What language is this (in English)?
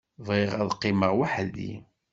Kabyle